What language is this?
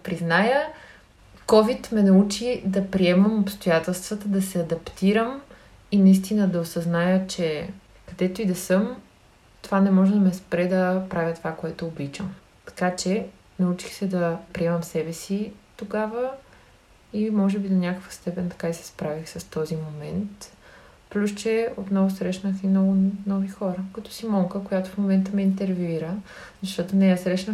Bulgarian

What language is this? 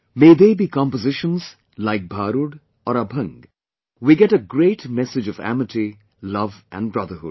English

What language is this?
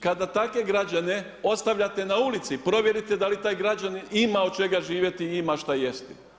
Croatian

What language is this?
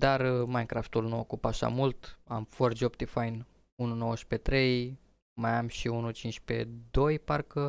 Romanian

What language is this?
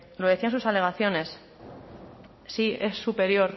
Spanish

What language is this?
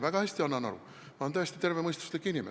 Estonian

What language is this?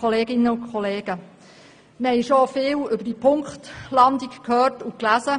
Swiss German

